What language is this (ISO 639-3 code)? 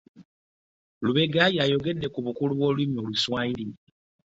lug